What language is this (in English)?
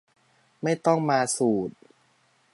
Thai